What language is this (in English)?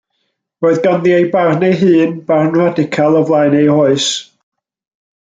Welsh